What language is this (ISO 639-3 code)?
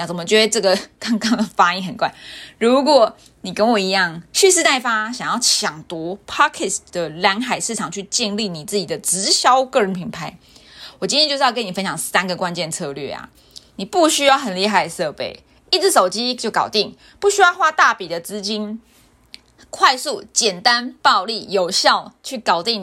zho